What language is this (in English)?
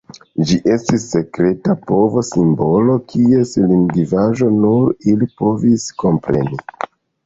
Esperanto